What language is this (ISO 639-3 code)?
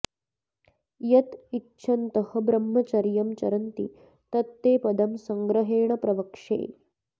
san